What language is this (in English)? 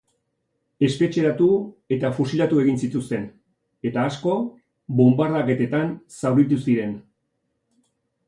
Basque